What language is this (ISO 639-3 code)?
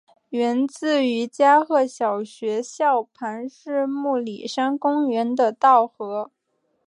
zho